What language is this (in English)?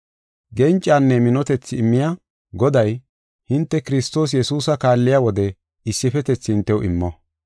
Gofa